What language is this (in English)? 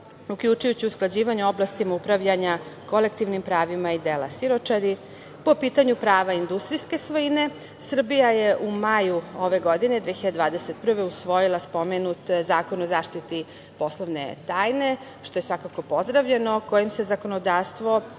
Serbian